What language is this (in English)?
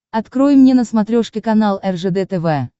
Russian